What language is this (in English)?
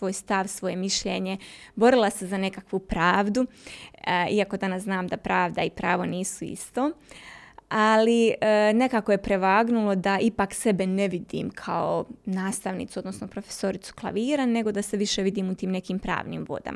Croatian